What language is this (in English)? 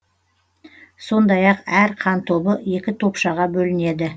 Kazakh